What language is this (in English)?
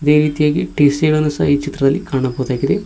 Kannada